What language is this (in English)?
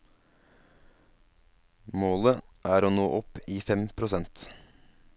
Norwegian